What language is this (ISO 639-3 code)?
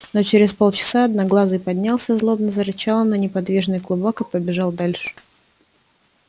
rus